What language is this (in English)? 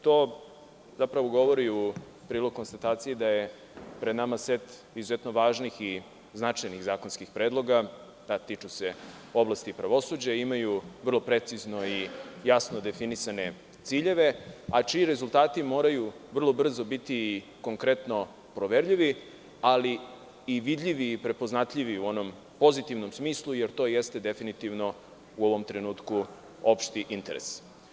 Serbian